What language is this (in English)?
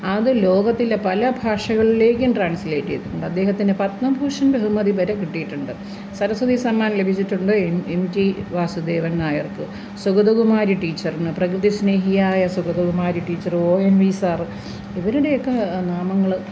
Malayalam